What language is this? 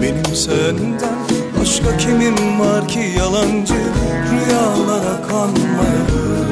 Turkish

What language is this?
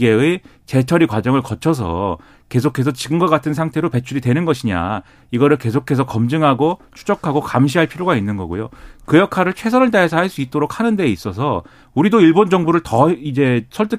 Korean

